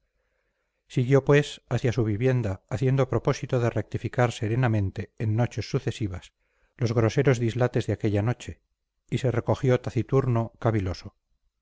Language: Spanish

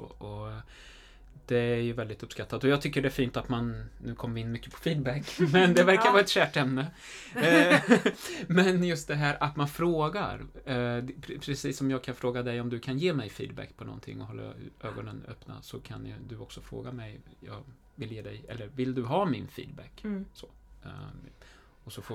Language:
Swedish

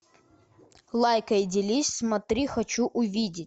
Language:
Russian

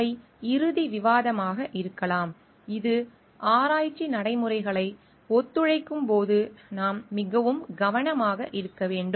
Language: Tamil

